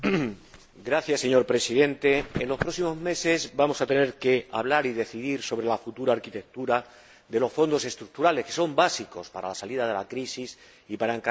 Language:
Spanish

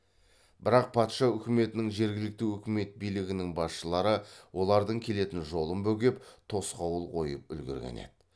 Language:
Kazakh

